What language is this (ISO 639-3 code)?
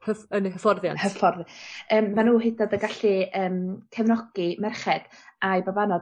cym